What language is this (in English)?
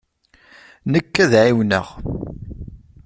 Kabyle